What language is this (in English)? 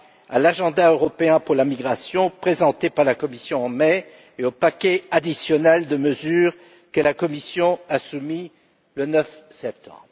French